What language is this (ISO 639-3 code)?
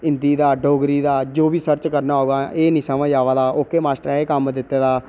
doi